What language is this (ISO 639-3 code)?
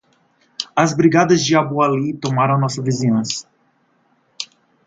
por